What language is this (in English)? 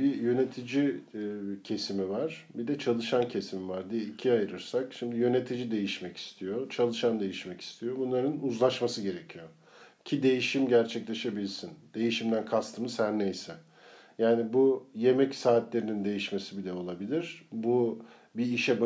Turkish